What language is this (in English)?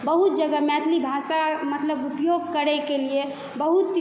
Maithili